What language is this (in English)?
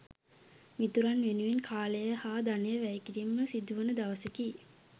Sinhala